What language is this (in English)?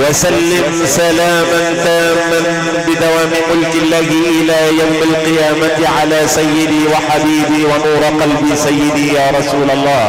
Arabic